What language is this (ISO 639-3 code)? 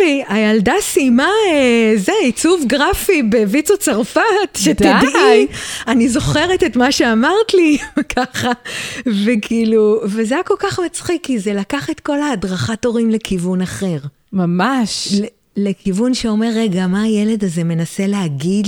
heb